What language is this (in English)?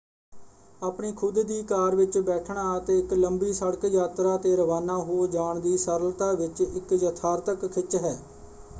Punjabi